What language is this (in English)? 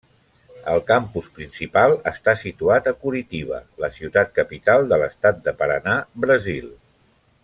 Catalan